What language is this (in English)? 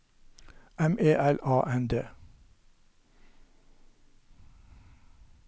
Norwegian